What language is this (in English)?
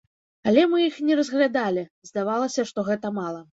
Belarusian